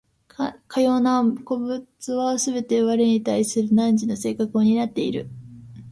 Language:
Japanese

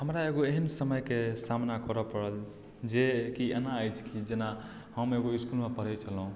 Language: Maithili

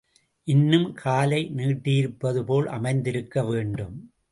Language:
Tamil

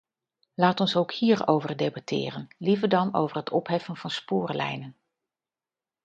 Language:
Dutch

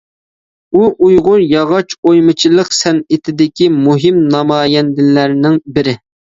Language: Uyghur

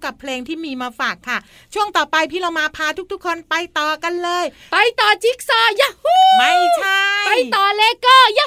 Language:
Thai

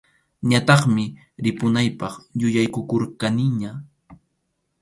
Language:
Arequipa-La Unión Quechua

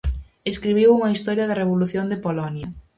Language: Galician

